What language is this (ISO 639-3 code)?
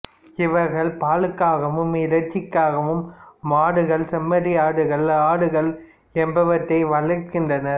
tam